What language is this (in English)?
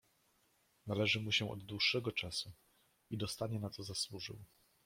Polish